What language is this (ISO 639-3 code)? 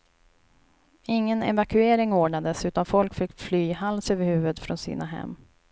swe